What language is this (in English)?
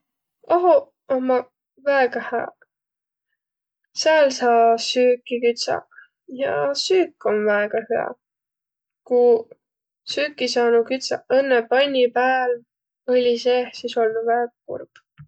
Võro